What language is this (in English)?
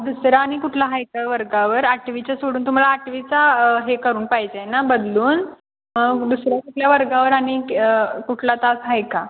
Marathi